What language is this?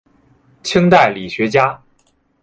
Chinese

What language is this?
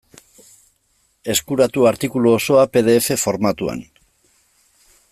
Basque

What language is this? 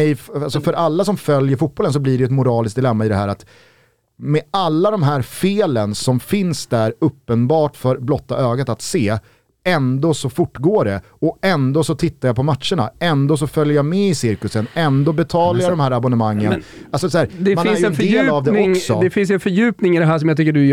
Swedish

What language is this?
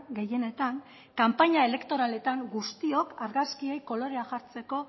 Basque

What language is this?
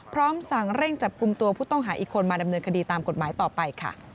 Thai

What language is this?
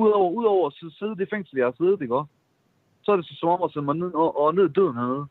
Danish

